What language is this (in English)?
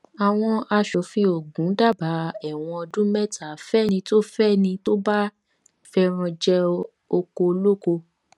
Yoruba